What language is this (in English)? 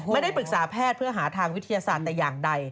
Thai